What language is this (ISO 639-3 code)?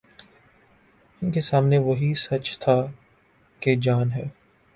urd